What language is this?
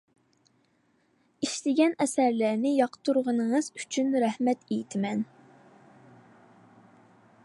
Uyghur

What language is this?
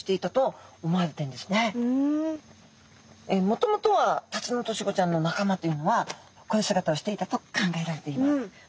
Japanese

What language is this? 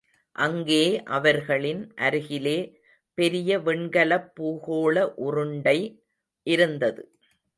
Tamil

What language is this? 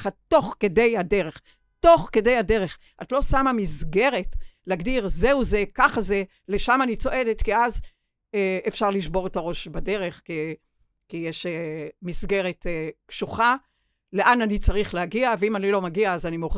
Hebrew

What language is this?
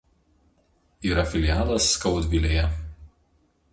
Lithuanian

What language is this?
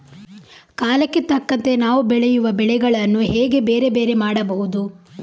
Kannada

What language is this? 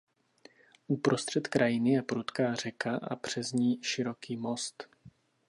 Czech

